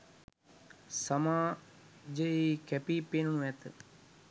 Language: Sinhala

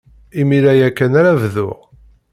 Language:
Kabyle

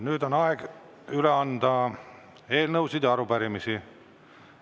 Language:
Estonian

